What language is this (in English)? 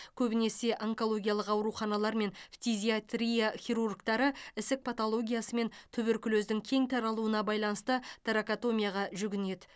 Kazakh